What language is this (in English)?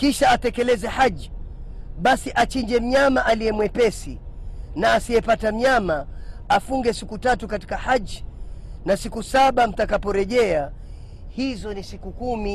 Swahili